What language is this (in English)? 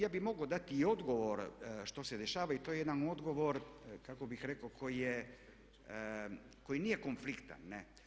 Croatian